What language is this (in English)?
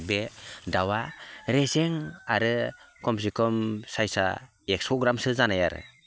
Bodo